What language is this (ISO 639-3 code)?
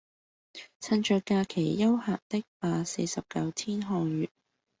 yue